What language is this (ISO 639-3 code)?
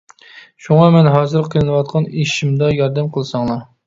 uig